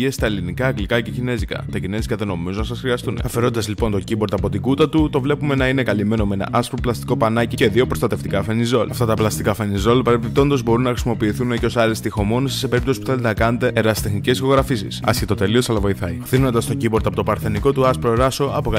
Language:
Greek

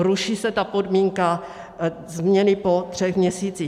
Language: Czech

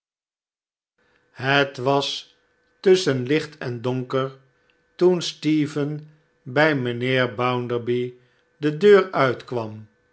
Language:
Dutch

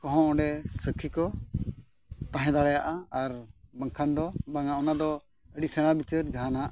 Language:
Santali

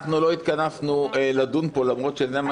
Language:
Hebrew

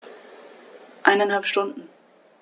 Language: German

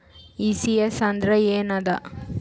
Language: Kannada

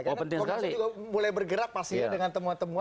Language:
Indonesian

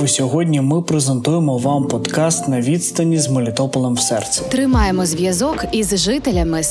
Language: Ukrainian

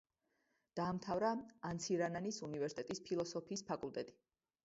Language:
Georgian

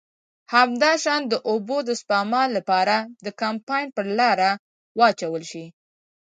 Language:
Pashto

